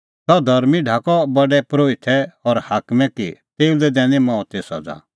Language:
Kullu Pahari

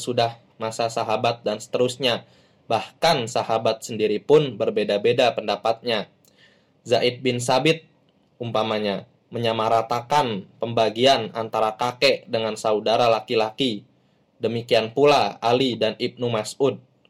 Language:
Indonesian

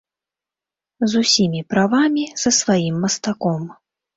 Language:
Belarusian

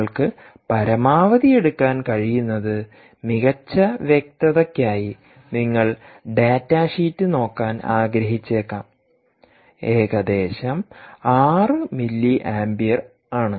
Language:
Malayalam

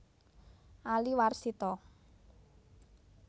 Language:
Javanese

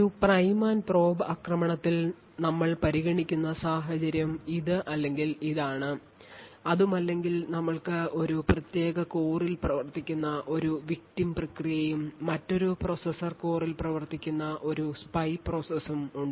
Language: Malayalam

